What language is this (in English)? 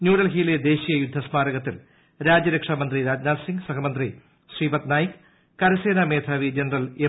Malayalam